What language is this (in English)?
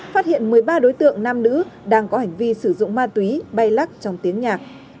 Vietnamese